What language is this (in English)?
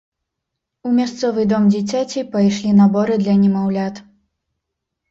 Belarusian